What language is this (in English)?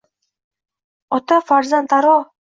Uzbek